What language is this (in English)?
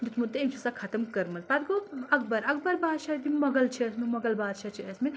Kashmiri